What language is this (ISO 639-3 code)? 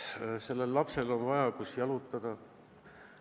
est